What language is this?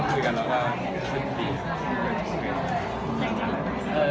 Thai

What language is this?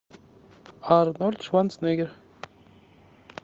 Russian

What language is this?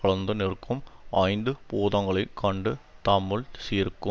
Tamil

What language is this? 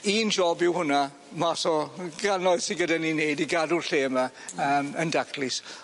Welsh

